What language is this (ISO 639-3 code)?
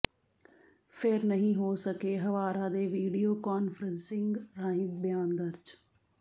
pan